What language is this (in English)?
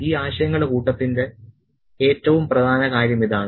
Malayalam